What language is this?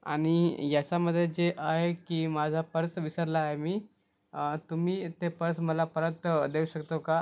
Marathi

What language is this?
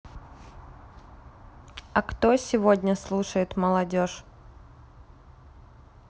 Russian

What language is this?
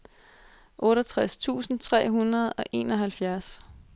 Danish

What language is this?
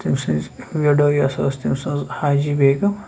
Kashmiri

